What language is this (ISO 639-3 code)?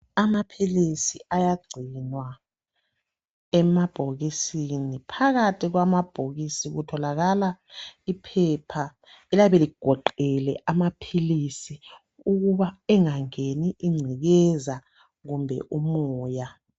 nde